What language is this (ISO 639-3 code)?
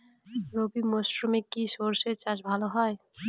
ben